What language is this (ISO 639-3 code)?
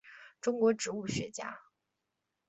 zho